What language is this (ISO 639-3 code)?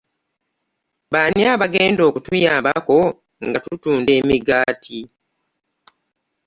lug